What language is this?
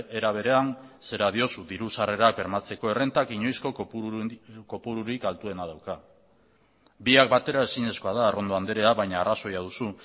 Basque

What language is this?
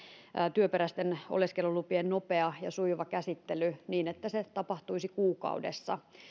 Finnish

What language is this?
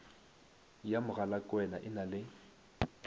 Northern Sotho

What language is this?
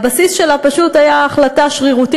Hebrew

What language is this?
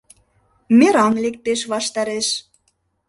Mari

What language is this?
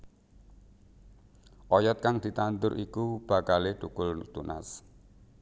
Javanese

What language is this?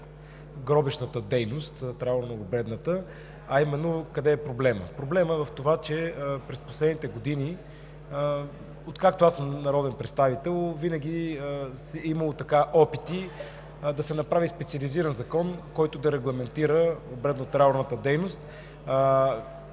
Bulgarian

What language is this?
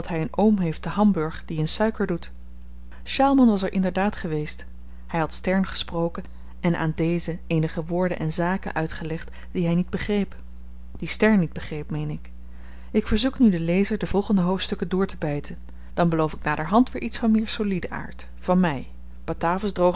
Dutch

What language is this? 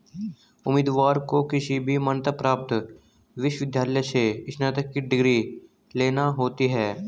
Hindi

